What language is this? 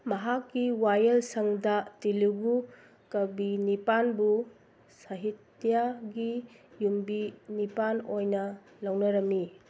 Manipuri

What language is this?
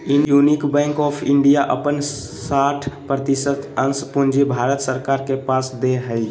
Magahi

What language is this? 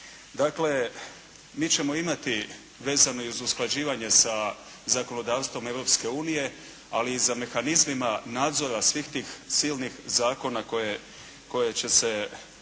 Croatian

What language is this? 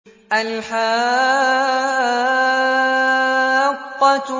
Arabic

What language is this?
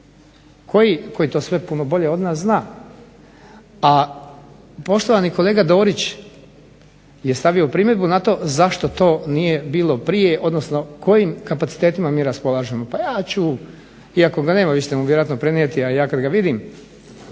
Croatian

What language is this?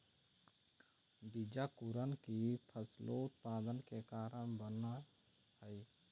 Magahi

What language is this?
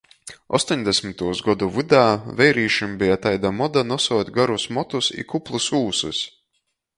Latgalian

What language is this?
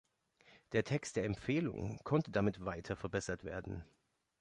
German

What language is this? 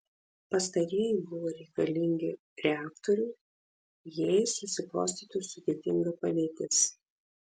Lithuanian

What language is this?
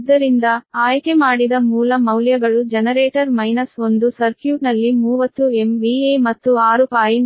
Kannada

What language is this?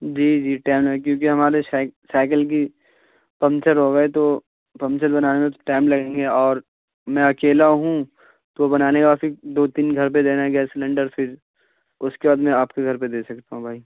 Urdu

